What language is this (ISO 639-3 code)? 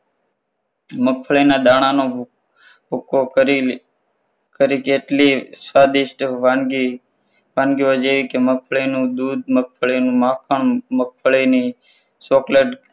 guj